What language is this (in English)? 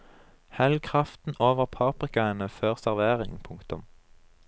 Norwegian